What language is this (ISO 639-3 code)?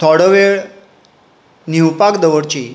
kok